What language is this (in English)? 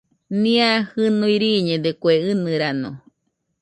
Nüpode Huitoto